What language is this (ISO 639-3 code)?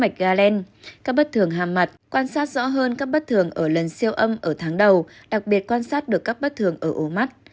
vie